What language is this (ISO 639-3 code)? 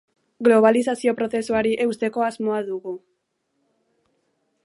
eus